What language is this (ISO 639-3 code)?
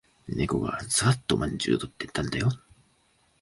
jpn